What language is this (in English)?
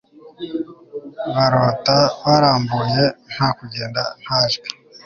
Kinyarwanda